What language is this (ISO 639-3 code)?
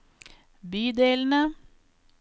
nor